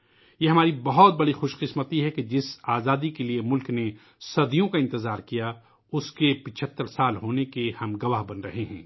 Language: Urdu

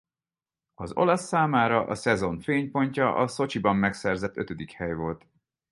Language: Hungarian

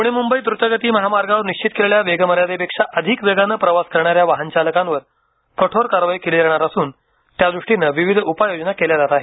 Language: Marathi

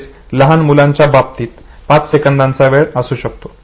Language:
Marathi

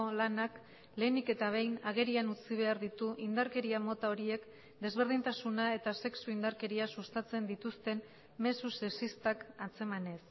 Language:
Basque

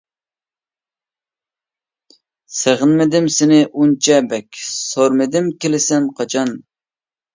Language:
Uyghur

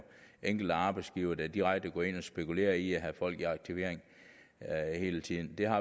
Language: Danish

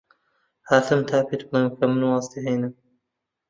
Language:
Central Kurdish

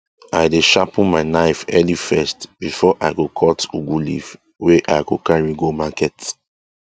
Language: Nigerian Pidgin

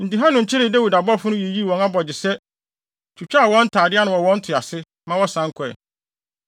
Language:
Akan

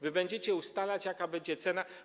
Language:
Polish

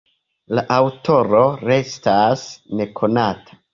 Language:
Esperanto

